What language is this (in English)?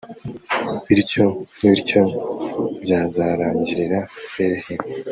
Kinyarwanda